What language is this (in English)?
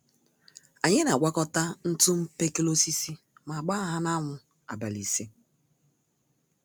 Igbo